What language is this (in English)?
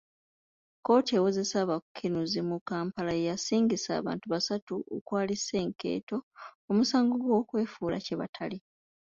Ganda